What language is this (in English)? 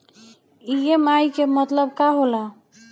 Bhojpuri